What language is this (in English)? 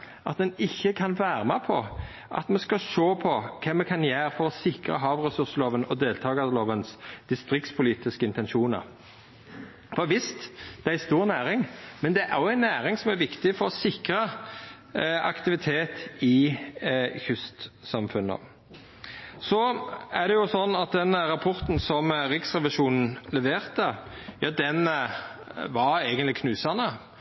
Norwegian Nynorsk